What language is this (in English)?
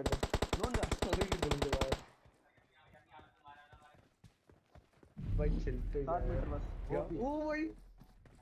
Hindi